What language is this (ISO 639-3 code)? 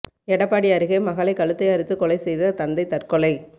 tam